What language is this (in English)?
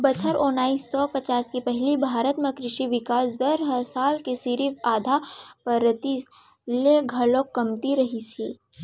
Chhattisgarhi